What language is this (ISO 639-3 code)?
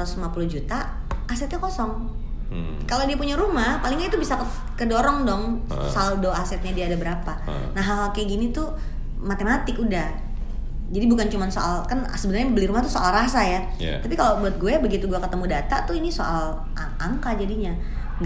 ind